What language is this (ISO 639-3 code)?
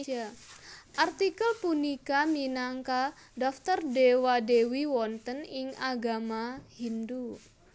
jav